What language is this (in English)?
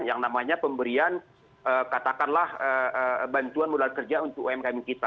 Indonesian